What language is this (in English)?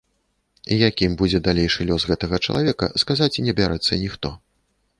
Belarusian